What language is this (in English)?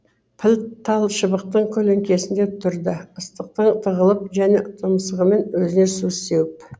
Kazakh